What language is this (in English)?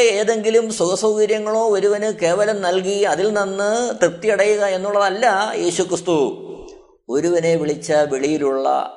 Malayalam